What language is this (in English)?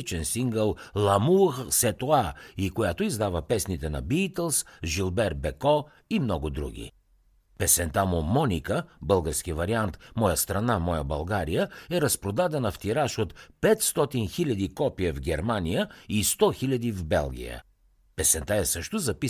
Bulgarian